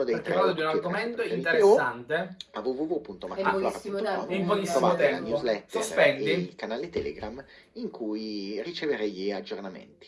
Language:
Italian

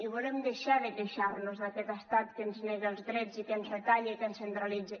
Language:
Catalan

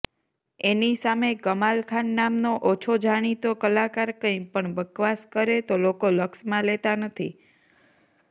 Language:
Gujarati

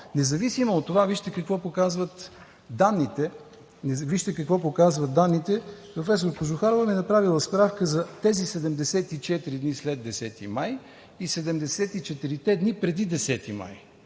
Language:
Bulgarian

